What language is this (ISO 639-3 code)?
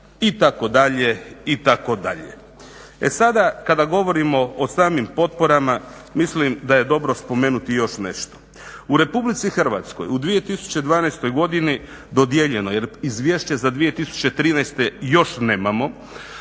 hrv